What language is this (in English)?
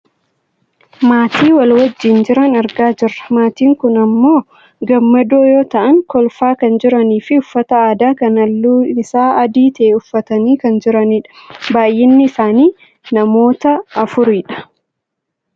Oromo